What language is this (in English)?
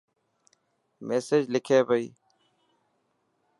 Dhatki